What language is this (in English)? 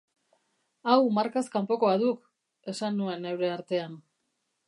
Basque